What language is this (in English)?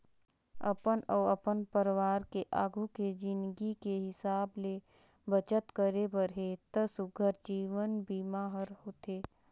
Chhattisgarhi